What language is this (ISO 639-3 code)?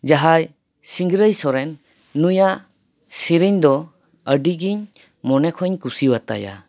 sat